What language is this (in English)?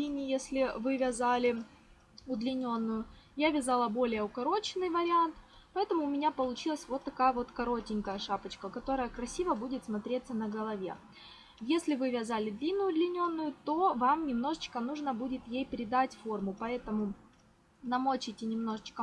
Russian